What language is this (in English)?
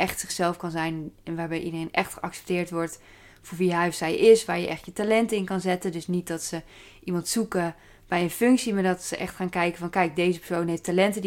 Dutch